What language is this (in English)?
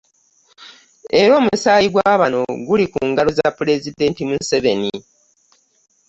Ganda